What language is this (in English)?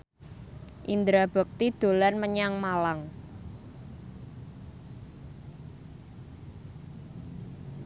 Javanese